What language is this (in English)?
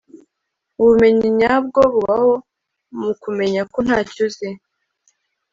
Kinyarwanda